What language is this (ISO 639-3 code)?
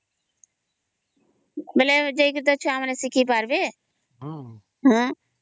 ori